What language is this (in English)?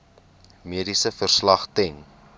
Afrikaans